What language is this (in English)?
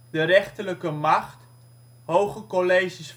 Dutch